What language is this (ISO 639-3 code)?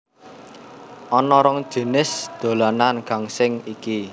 jav